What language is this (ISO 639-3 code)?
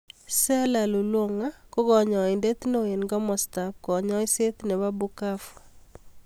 kln